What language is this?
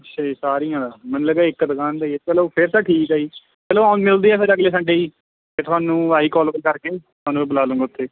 Punjabi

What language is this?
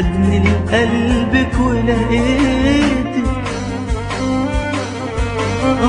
Arabic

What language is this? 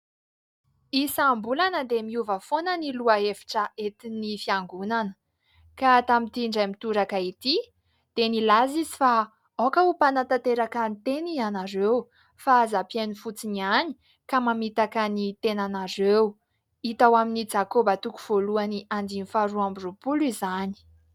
Malagasy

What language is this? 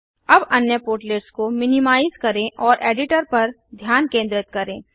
Hindi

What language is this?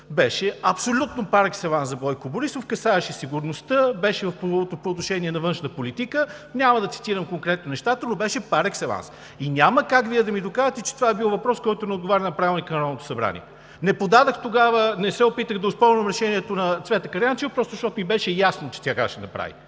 Bulgarian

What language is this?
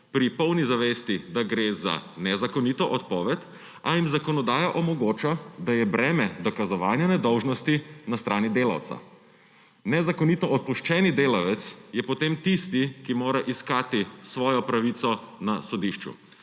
Slovenian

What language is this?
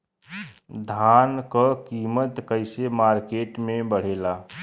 Bhojpuri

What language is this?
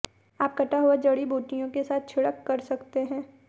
Hindi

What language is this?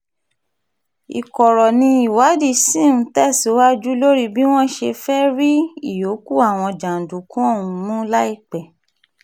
Yoruba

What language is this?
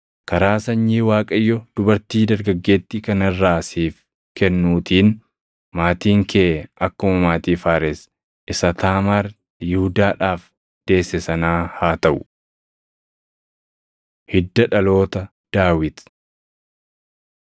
Oromo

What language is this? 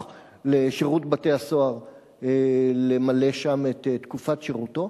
Hebrew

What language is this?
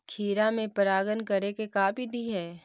Magahi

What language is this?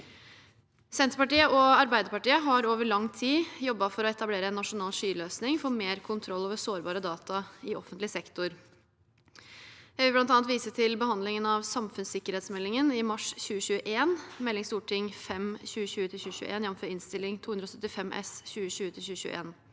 Norwegian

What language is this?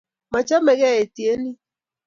Kalenjin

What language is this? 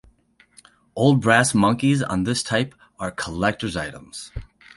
English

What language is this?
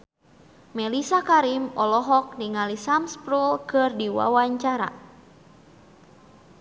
Sundanese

